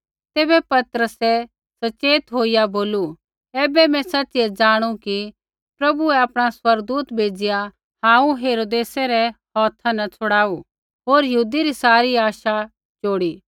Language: Kullu Pahari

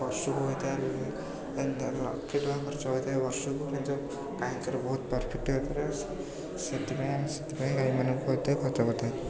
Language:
Odia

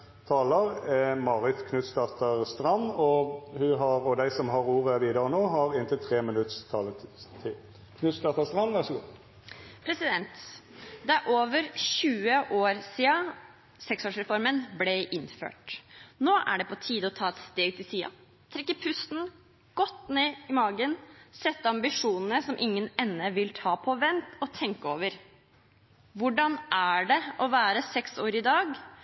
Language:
Norwegian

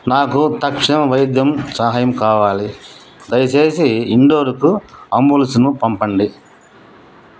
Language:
Telugu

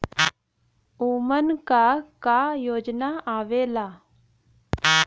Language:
Bhojpuri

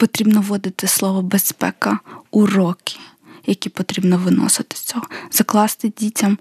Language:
Ukrainian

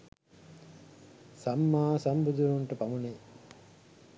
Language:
Sinhala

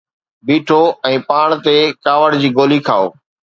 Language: Sindhi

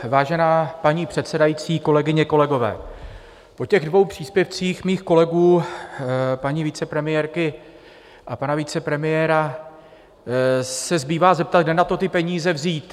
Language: Czech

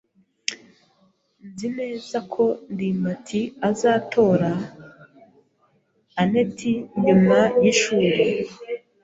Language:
Kinyarwanda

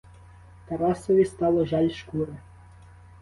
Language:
Ukrainian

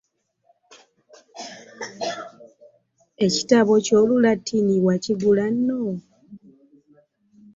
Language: Ganda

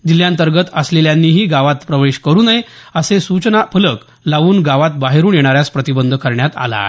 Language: Marathi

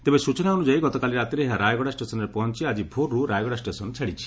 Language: Odia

